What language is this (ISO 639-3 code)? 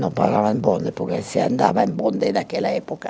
por